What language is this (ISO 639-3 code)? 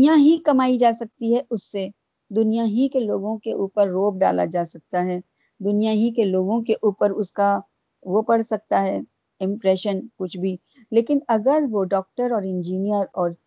urd